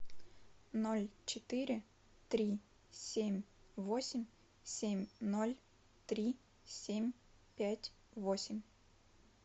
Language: Russian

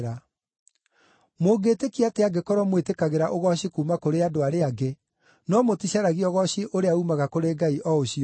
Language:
Kikuyu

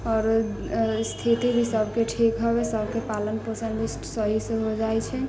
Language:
Maithili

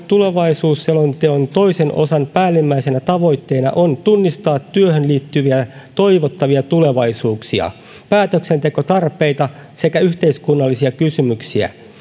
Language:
Finnish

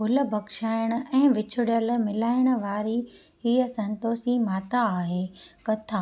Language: Sindhi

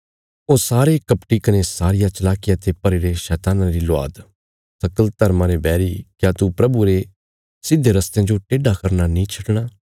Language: Bilaspuri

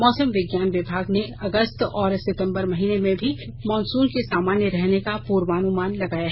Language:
Hindi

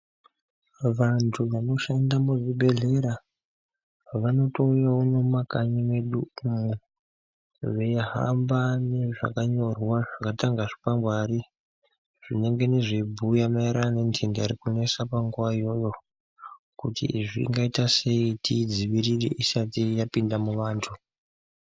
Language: Ndau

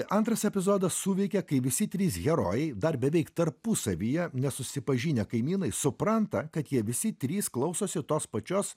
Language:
Lithuanian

